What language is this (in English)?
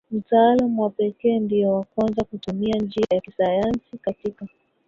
Swahili